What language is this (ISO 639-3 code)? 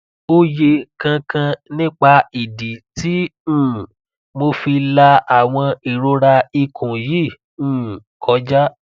yor